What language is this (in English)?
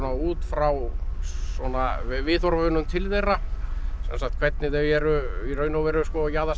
Icelandic